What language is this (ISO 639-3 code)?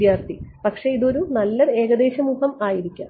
mal